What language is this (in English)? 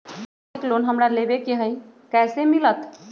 Magahi